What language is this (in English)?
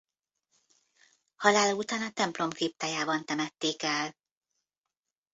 Hungarian